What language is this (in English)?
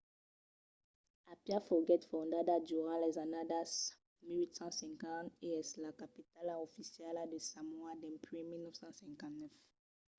Occitan